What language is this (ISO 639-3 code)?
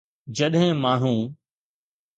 snd